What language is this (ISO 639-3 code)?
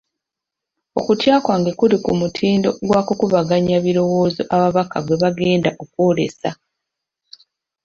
lug